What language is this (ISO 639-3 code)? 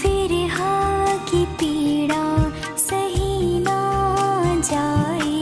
hin